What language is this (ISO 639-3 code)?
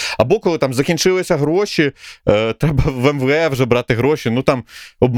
ukr